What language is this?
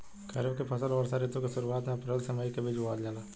Bhojpuri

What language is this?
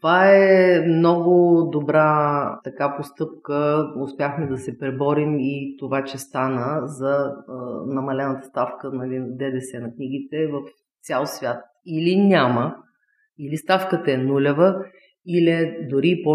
Bulgarian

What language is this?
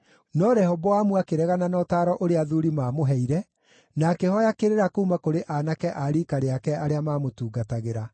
Kikuyu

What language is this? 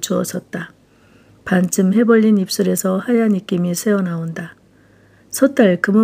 Korean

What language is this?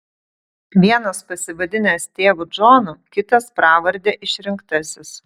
Lithuanian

